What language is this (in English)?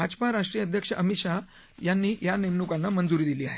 Marathi